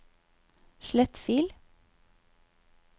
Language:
Norwegian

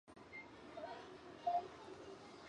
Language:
Chinese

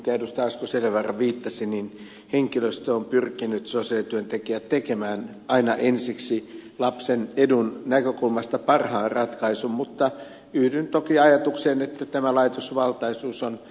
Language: Finnish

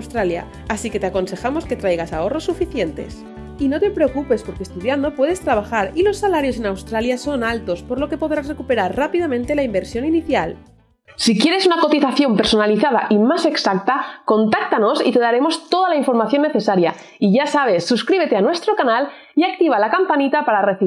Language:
Spanish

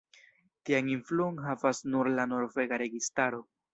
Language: Esperanto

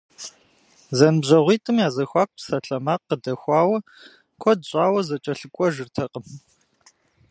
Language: Kabardian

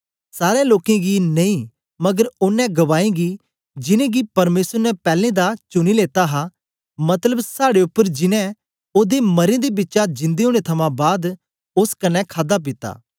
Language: Dogri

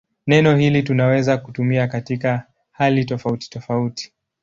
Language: Swahili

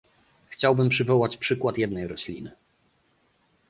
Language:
Polish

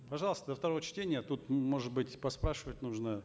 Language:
Kazakh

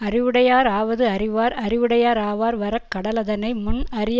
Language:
Tamil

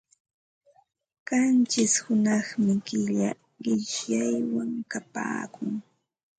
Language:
Ambo-Pasco Quechua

